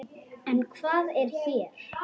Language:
Icelandic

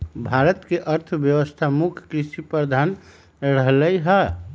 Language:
Magahi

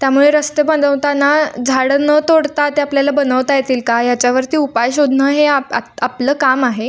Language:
Marathi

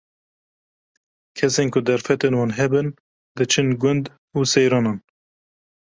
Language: Kurdish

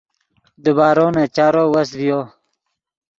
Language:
Yidgha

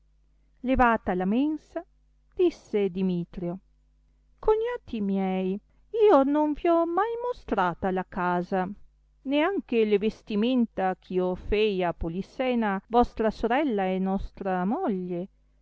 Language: Italian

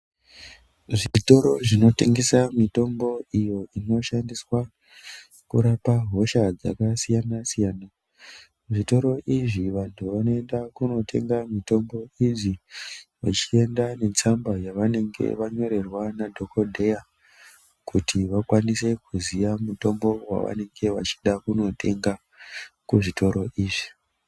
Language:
Ndau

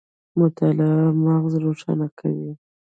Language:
Pashto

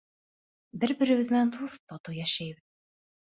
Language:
Bashkir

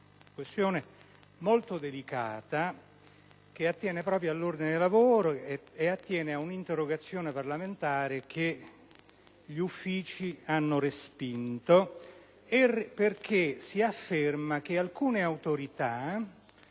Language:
Italian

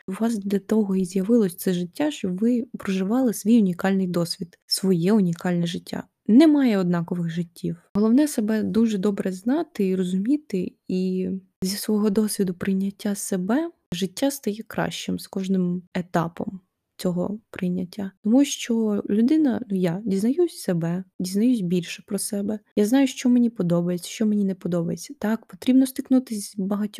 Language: Ukrainian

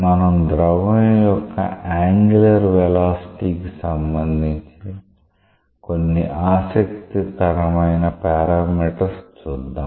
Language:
Telugu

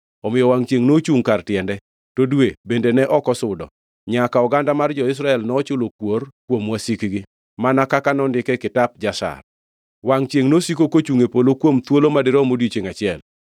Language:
Luo (Kenya and Tanzania)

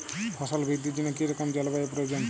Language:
Bangla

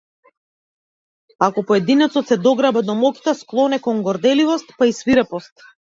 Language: Macedonian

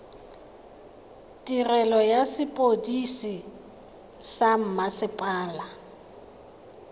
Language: Tswana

